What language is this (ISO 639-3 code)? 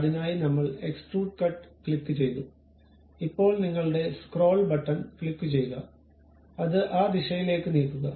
mal